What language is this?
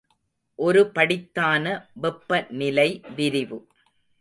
Tamil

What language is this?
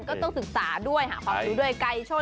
Thai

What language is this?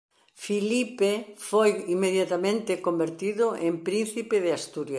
Galician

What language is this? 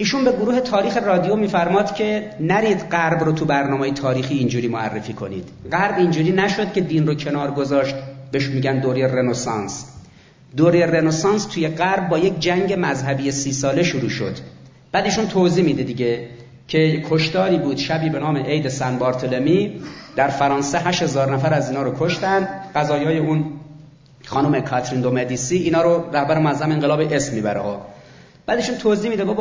Persian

